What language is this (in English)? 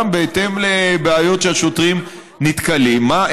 Hebrew